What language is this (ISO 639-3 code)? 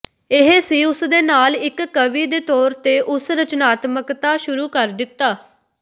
pan